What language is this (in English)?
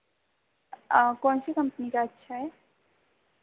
Hindi